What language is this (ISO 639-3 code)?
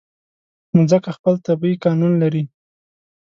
pus